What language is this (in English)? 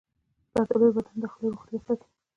Pashto